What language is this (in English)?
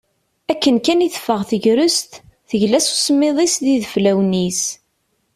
Kabyle